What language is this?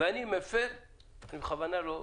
Hebrew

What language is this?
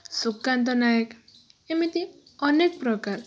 Odia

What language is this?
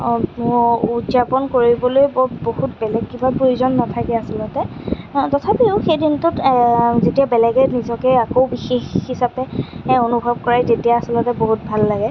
Assamese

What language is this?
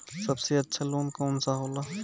Bhojpuri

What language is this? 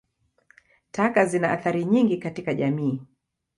Swahili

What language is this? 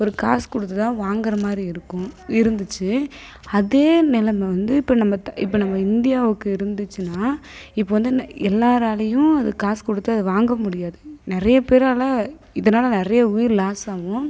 Tamil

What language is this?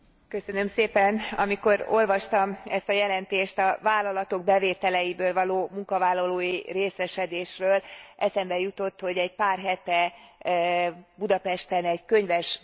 Hungarian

